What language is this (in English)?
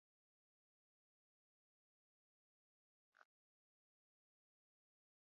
Central Kurdish